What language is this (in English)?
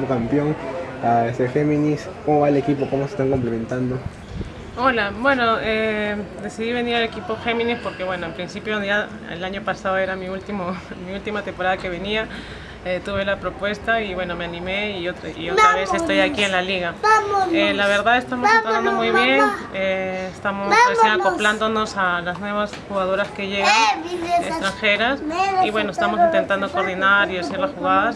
Spanish